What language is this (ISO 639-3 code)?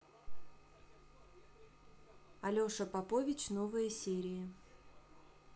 rus